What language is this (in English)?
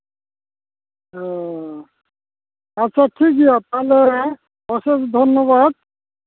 Santali